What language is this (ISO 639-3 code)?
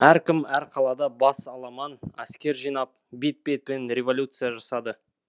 kaz